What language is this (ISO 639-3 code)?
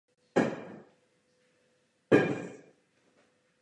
ces